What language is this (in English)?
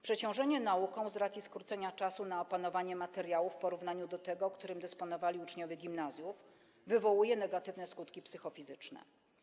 Polish